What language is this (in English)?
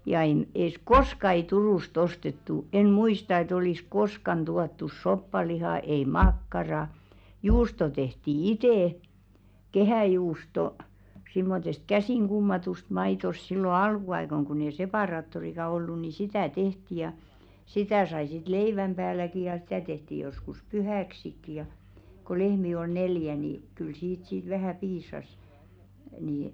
Finnish